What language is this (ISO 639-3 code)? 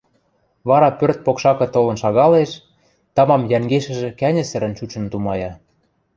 mrj